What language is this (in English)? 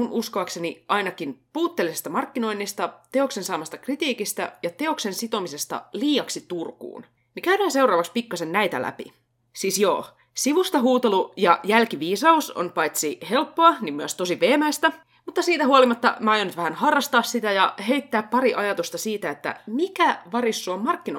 Finnish